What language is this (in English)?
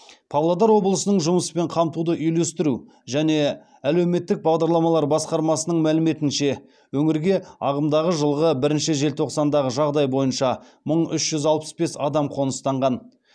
Kazakh